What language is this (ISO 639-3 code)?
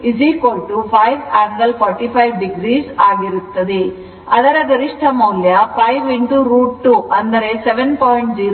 kan